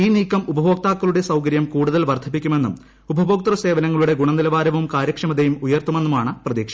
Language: Malayalam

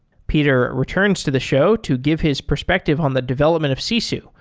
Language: English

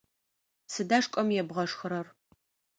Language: Adyghe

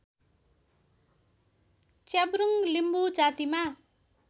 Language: Nepali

